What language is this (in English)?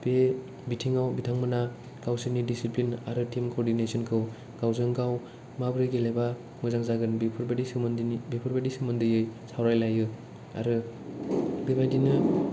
Bodo